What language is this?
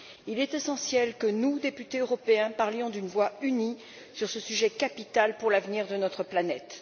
French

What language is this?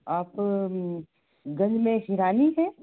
Hindi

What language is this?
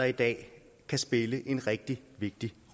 Danish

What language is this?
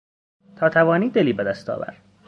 Persian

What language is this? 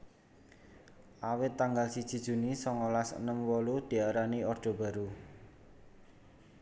Javanese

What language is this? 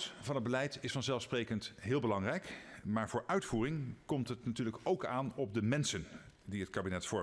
Dutch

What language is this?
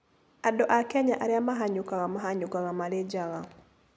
Kikuyu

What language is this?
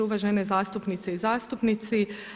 Croatian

